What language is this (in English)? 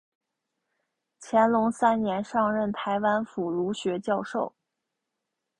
Chinese